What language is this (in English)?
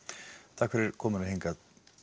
Icelandic